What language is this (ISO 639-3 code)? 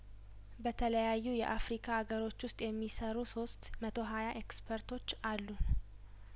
amh